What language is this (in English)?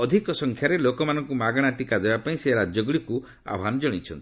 Odia